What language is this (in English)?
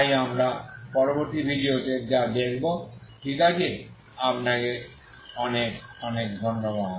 Bangla